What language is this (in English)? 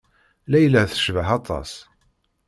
Kabyle